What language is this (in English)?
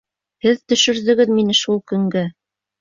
Bashkir